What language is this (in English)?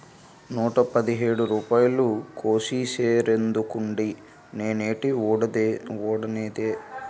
Telugu